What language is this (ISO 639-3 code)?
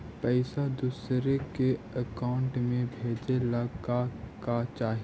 mag